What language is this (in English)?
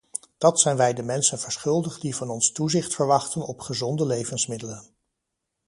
Dutch